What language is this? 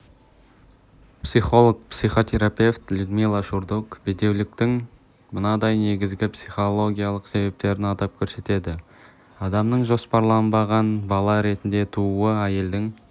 Kazakh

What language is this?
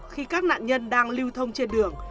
Vietnamese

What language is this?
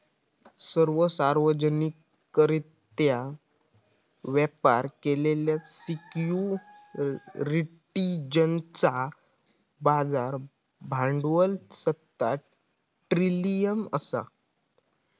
Marathi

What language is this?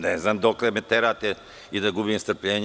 Serbian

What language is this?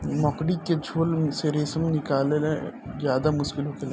Bhojpuri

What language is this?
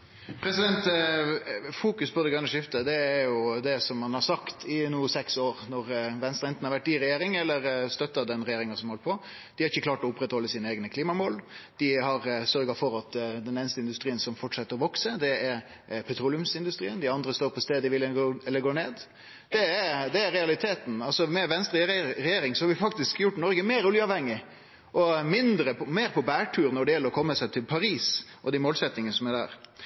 Norwegian Nynorsk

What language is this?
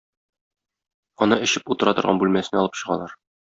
Tatar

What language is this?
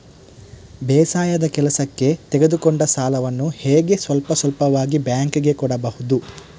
Kannada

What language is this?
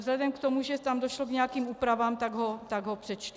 Czech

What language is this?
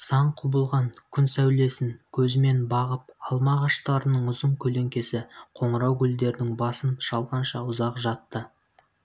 Kazakh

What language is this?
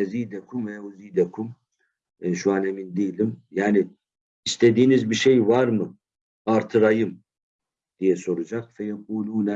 Turkish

